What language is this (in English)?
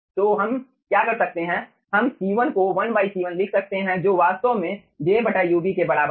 Hindi